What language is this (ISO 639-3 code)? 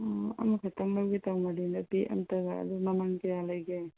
mni